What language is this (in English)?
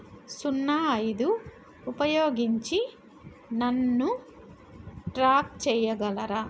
Telugu